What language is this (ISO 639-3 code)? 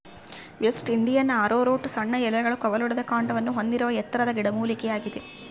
kan